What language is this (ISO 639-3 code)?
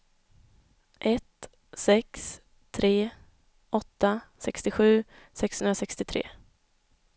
swe